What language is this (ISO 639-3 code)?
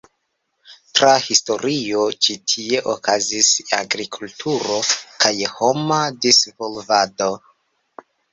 epo